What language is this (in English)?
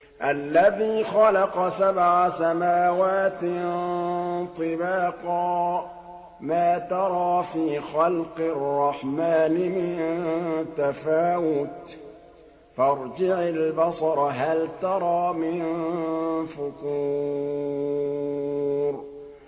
Arabic